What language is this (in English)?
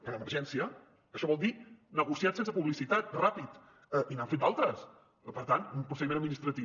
Catalan